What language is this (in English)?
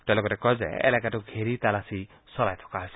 Assamese